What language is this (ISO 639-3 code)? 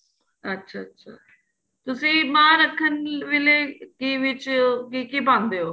pan